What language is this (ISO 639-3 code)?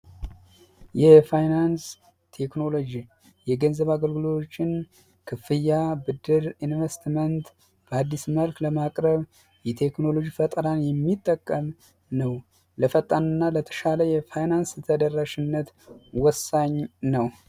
amh